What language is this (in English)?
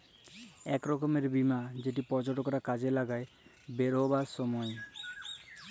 Bangla